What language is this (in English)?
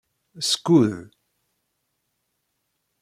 Kabyle